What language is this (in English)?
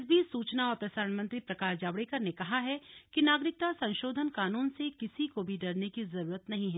Hindi